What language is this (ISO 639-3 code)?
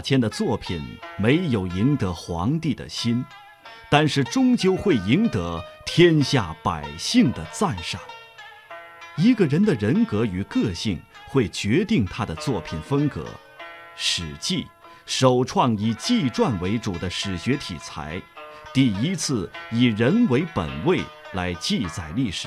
zho